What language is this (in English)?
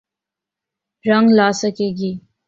Urdu